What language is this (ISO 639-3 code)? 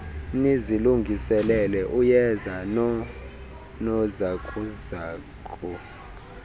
xho